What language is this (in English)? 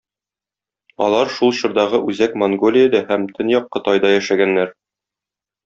Tatar